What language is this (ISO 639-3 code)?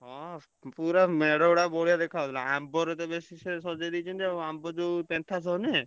ori